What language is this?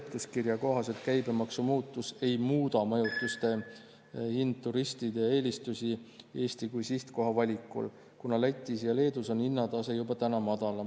Estonian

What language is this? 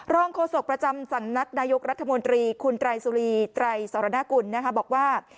Thai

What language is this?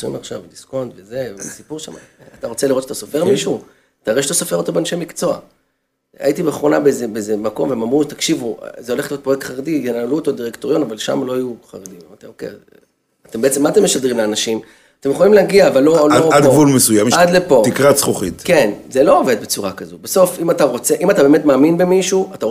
Hebrew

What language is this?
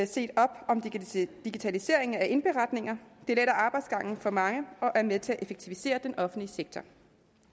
Danish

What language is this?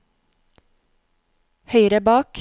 Norwegian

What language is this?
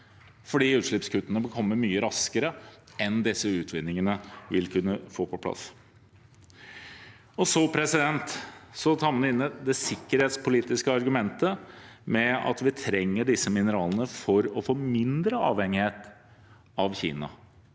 Norwegian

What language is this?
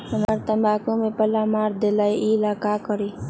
Magahi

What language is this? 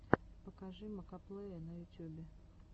Russian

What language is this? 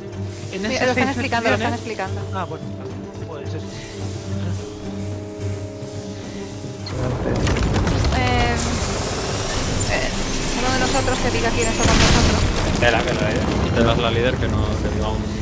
Spanish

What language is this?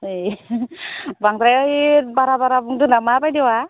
Bodo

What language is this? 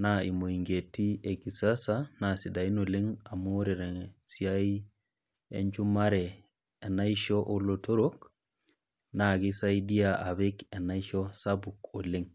Masai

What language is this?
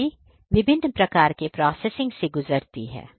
Hindi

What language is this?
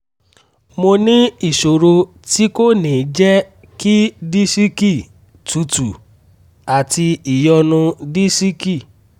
Yoruba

